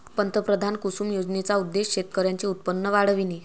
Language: Marathi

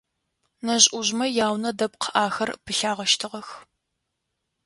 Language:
Adyghe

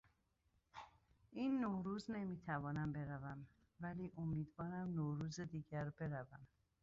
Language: Persian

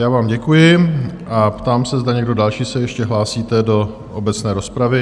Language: Czech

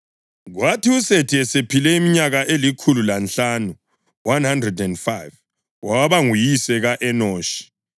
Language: North Ndebele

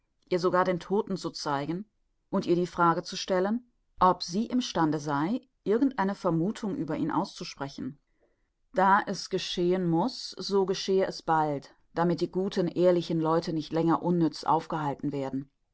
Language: German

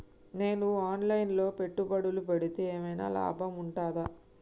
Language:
Telugu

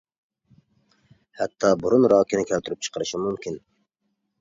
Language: Uyghur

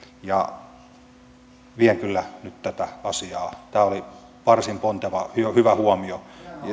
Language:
Finnish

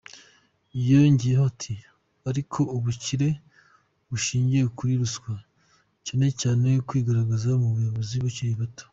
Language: Kinyarwanda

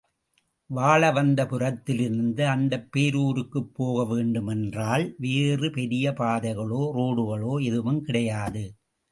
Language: Tamil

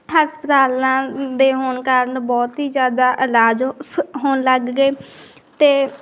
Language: Punjabi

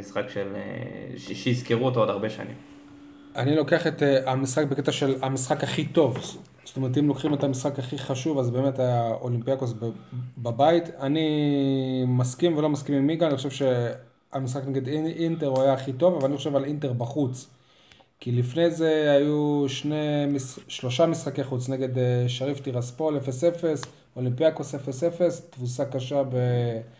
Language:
Hebrew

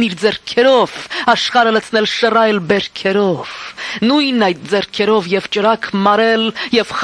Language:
Armenian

